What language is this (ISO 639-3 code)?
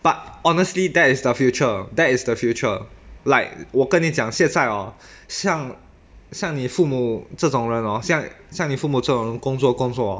eng